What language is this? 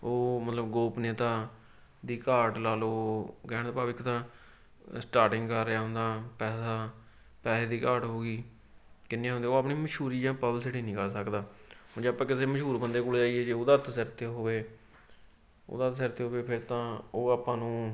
Punjabi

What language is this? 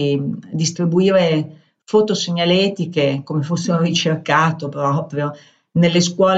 Italian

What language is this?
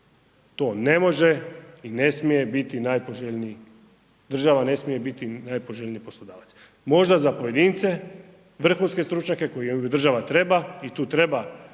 Croatian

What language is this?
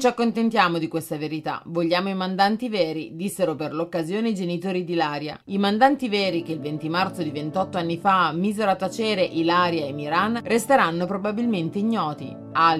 Italian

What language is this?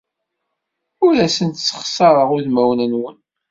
Kabyle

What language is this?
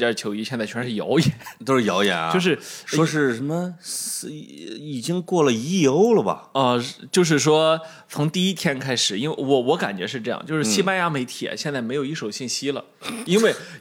Chinese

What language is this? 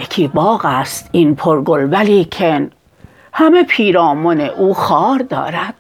Persian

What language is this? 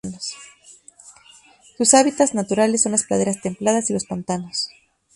Spanish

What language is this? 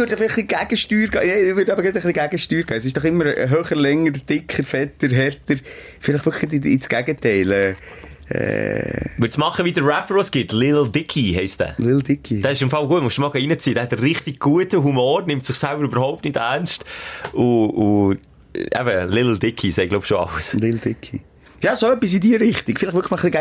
German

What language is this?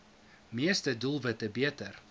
Afrikaans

